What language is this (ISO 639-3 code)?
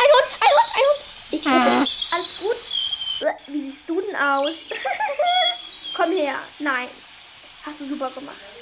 deu